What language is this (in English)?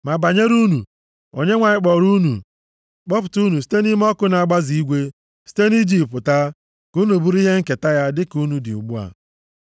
Igbo